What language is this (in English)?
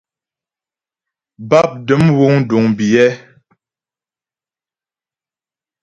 Ghomala